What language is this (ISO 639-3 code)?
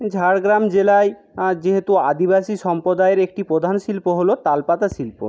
ben